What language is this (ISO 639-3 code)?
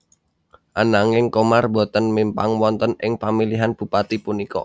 jav